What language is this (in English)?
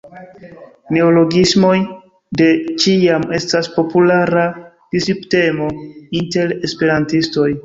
Esperanto